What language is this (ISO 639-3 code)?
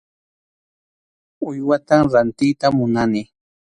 qxu